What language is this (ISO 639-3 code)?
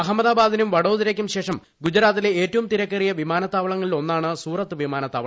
mal